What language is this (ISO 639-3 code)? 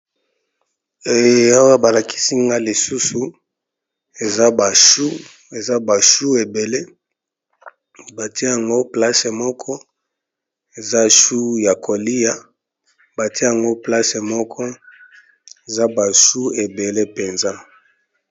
lin